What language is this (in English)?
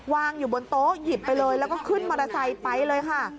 Thai